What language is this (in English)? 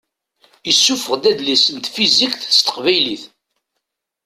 Kabyle